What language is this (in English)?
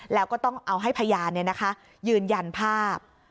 Thai